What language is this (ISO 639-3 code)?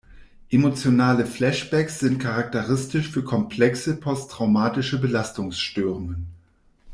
deu